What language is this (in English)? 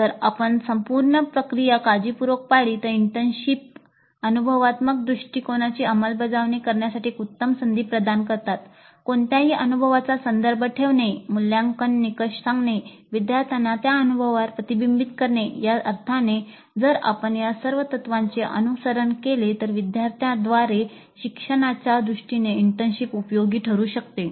Marathi